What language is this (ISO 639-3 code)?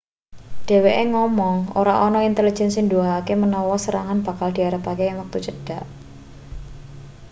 jav